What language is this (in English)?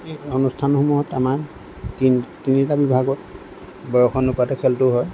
Assamese